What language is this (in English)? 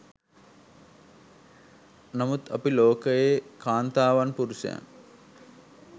Sinhala